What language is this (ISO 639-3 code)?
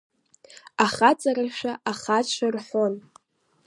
abk